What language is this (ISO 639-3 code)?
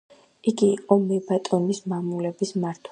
kat